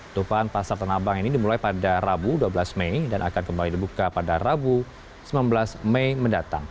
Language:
Indonesian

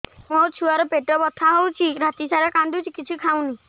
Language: Odia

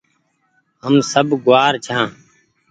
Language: Goaria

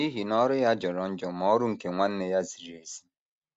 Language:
Igbo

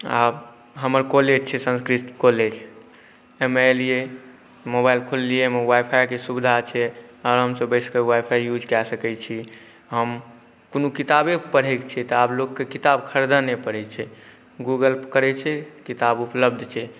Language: Maithili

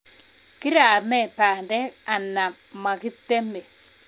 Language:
Kalenjin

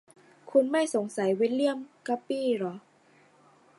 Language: Thai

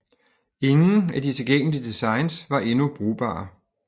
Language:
Danish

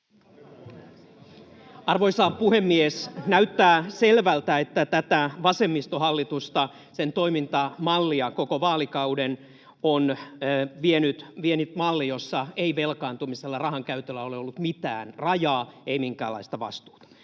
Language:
Finnish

